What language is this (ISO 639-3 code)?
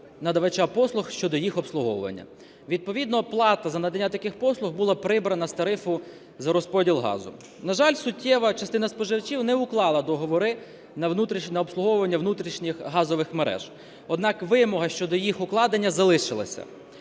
ukr